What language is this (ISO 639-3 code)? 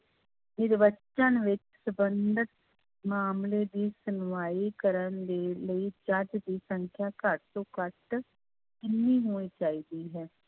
pan